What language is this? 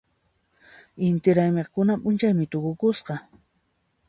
Puno Quechua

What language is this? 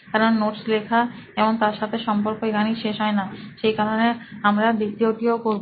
Bangla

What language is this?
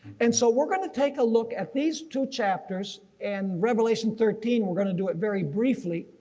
English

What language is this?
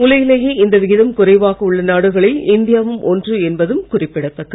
Tamil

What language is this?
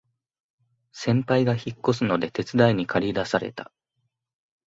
Japanese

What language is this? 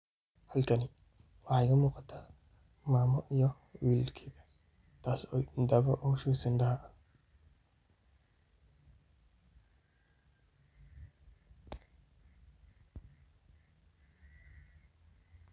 Somali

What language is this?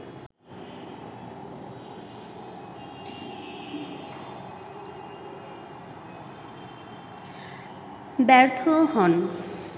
Bangla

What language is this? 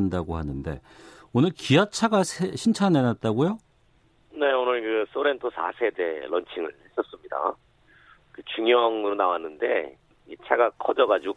Korean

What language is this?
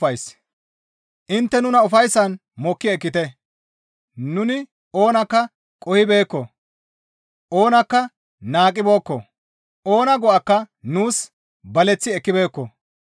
Gamo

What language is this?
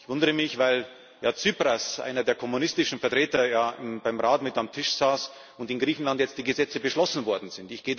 German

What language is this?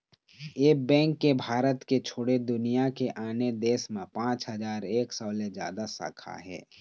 Chhattisgarhi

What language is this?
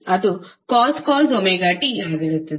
Kannada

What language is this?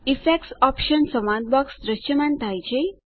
Gujarati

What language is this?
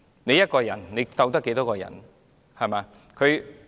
Cantonese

